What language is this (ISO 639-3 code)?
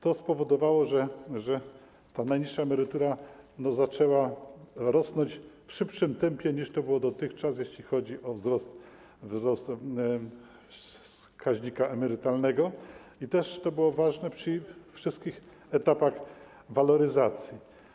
pol